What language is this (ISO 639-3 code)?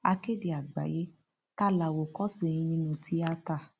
yor